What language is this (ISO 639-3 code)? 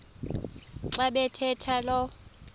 xho